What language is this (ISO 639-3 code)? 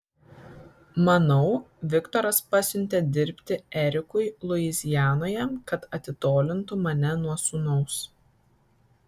lit